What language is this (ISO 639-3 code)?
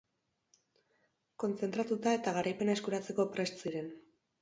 eus